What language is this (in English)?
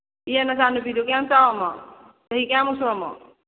Manipuri